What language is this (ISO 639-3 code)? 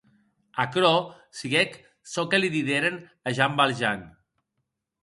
oci